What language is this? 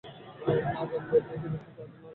Bangla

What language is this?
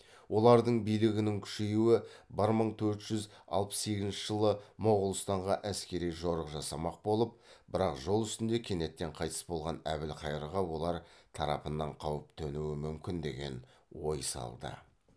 Kazakh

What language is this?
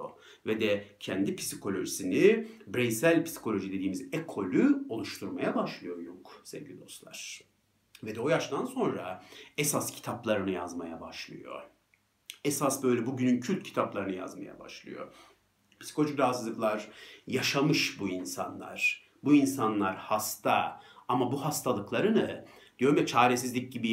Turkish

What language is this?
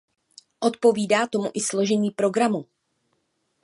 Czech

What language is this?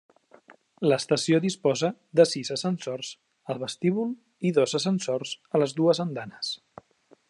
Catalan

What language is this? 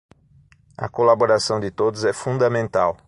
Portuguese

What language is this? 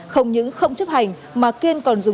Vietnamese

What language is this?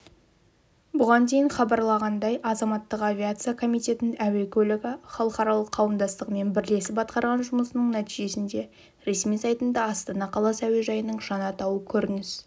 Kazakh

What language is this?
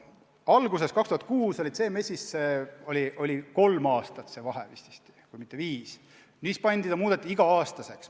Estonian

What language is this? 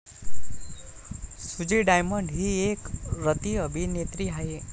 Marathi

